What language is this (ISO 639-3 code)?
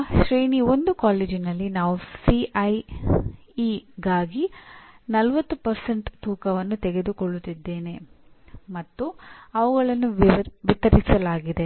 kan